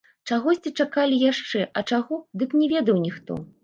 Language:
Belarusian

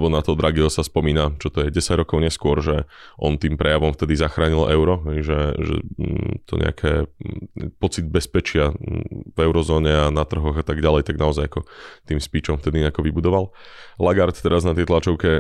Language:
Slovak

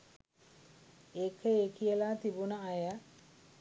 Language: Sinhala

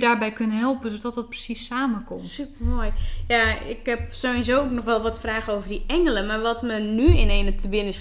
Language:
Dutch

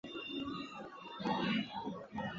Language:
Chinese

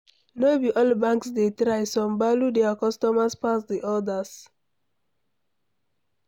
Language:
Nigerian Pidgin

